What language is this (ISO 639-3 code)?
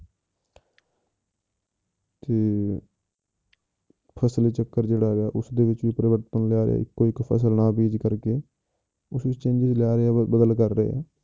pan